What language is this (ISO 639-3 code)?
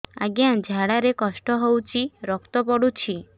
ori